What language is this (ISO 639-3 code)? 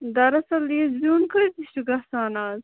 kas